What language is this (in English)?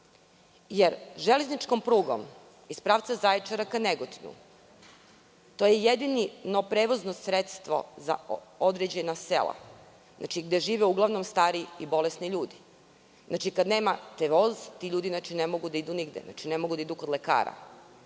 Serbian